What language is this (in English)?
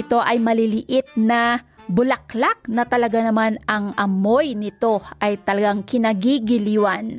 Filipino